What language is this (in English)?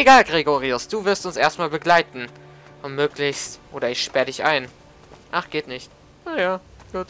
German